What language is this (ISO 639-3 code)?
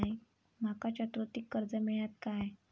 mar